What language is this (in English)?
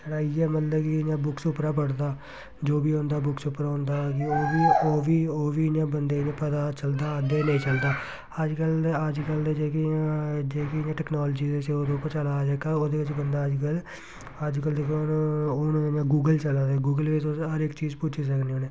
Dogri